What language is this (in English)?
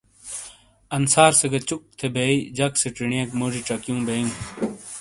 Shina